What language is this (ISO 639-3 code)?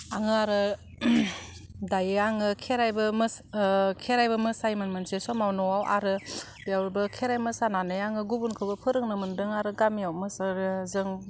brx